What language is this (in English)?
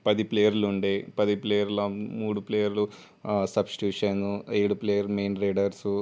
Telugu